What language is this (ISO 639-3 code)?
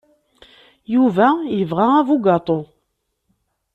kab